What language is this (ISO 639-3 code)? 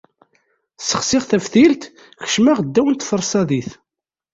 kab